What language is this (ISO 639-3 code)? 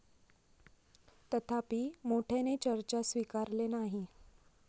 mar